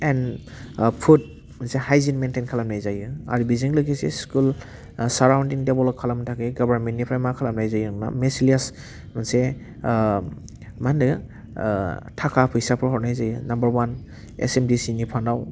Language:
Bodo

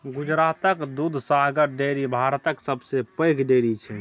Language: Maithili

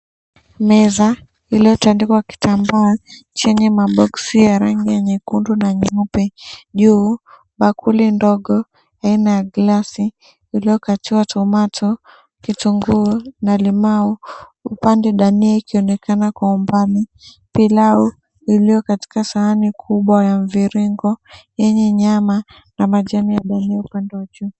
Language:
Swahili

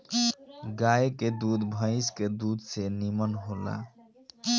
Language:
Bhojpuri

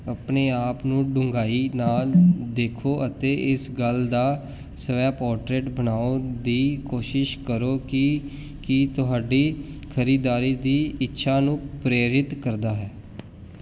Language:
Punjabi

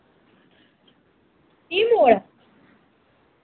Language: Dogri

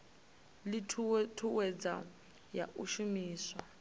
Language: Venda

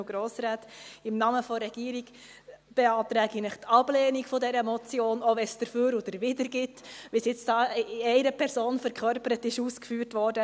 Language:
Swiss German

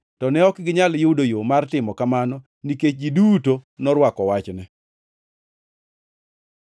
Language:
Luo (Kenya and Tanzania)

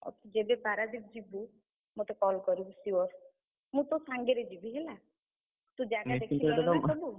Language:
Odia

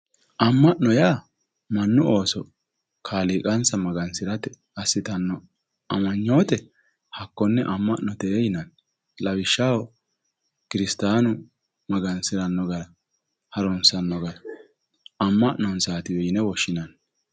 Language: Sidamo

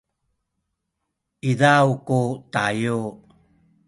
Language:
Sakizaya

